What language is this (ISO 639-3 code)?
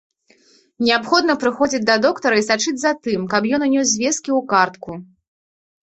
bel